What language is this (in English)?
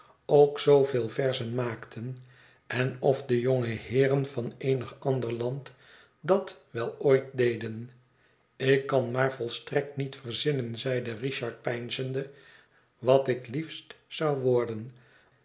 Dutch